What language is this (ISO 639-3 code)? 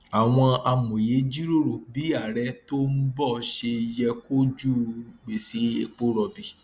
yor